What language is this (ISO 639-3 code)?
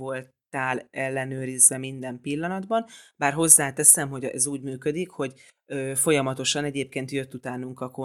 hun